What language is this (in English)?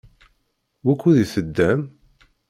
Kabyle